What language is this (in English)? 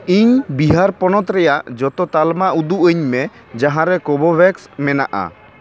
Santali